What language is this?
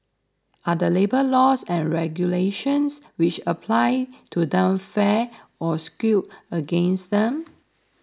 English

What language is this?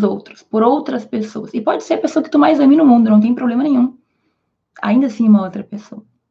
Portuguese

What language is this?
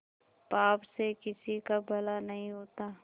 Hindi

